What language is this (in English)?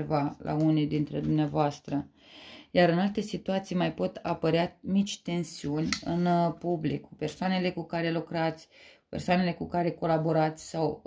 Romanian